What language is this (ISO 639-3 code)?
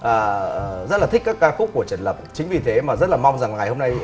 vie